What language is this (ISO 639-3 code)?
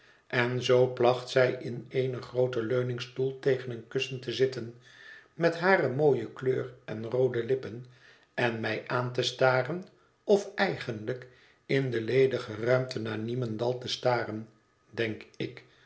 nld